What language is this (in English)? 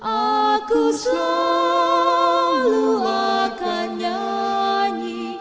Indonesian